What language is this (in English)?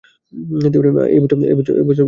Bangla